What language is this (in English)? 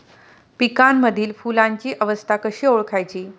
Marathi